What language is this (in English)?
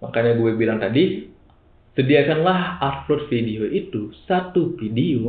Indonesian